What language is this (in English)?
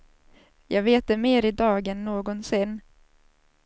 Swedish